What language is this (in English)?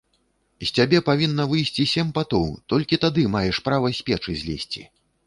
Belarusian